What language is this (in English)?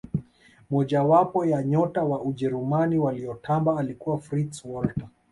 Swahili